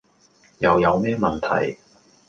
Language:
Cantonese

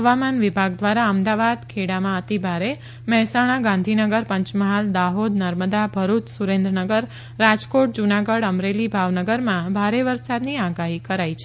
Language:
Gujarati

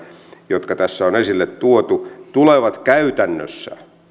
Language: Finnish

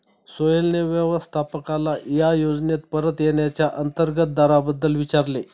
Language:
Marathi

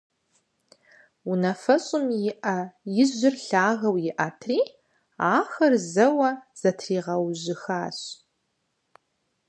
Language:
Kabardian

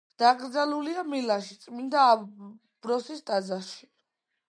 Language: Georgian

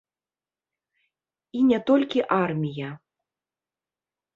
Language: Belarusian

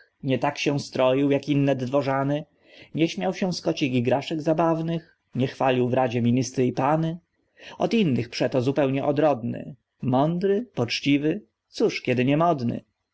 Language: Polish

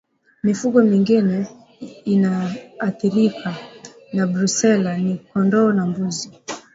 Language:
Swahili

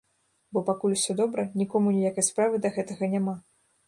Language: Belarusian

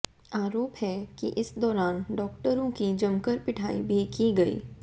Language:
Hindi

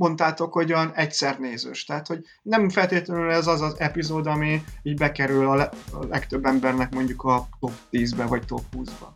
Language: Hungarian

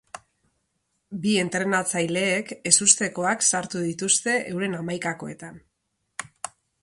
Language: Basque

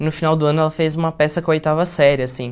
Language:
Portuguese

